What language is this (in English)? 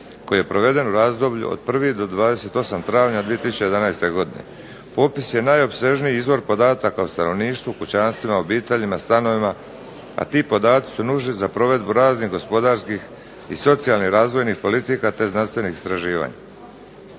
Croatian